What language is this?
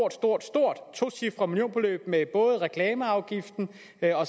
Danish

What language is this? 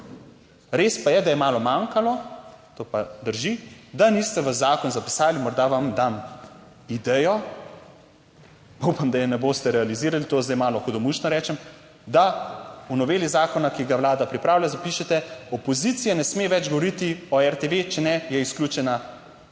Slovenian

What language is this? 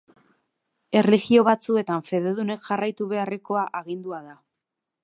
Basque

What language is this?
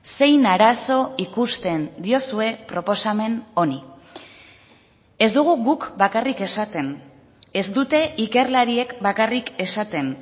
Basque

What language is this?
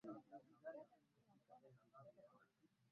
Swahili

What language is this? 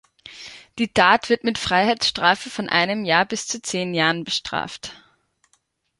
German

